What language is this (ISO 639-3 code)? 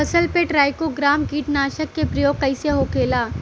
bho